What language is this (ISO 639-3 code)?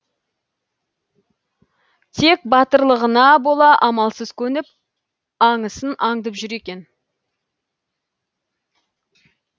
kaz